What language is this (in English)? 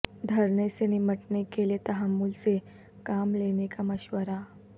Urdu